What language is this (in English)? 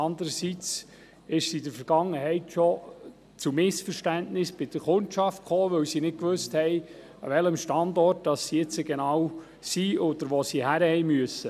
Swiss German